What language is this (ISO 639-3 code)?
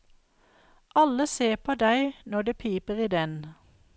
nor